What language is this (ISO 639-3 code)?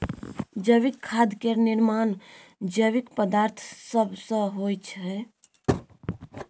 mai